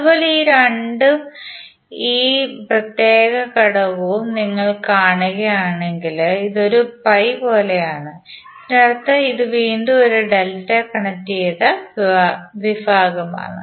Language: Malayalam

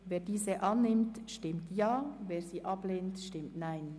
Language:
Swiss German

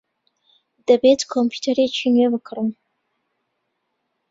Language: Central Kurdish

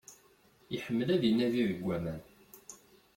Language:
Kabyle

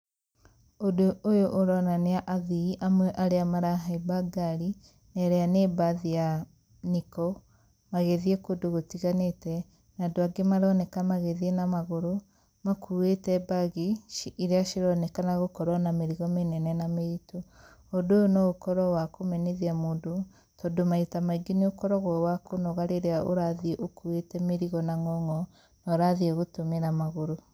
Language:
Kikuyu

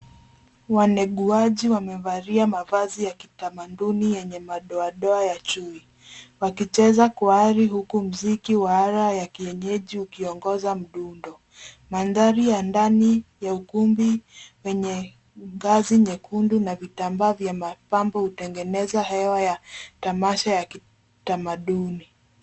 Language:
Swahili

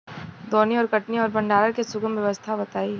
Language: Bhojpuri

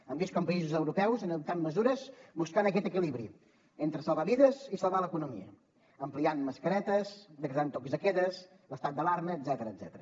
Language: Catalan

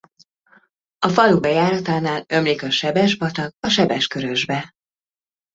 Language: Hungarian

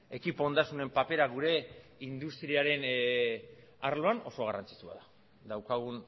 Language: Basque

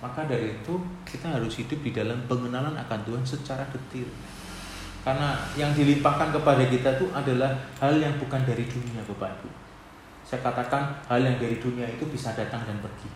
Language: Indonesian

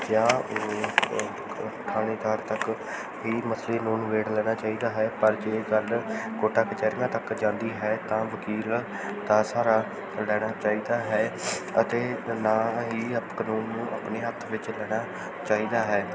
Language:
Punjabi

